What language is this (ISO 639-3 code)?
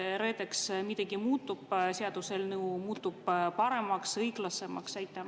est